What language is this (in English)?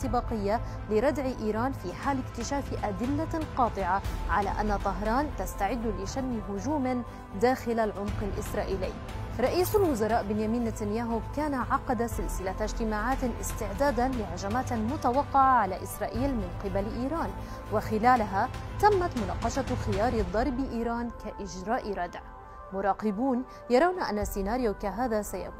Arabic